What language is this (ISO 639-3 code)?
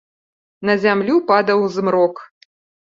bel